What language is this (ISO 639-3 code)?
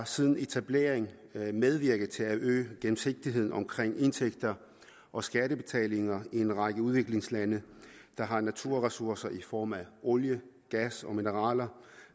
dan